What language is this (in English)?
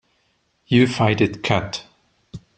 English